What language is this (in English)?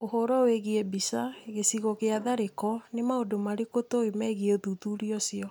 Kikuyu